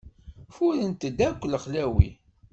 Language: Kabyle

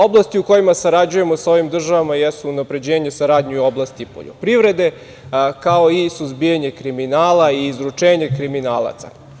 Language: Serbian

